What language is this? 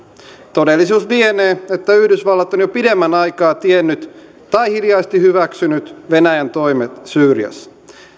Finnish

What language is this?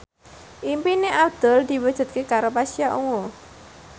Javanese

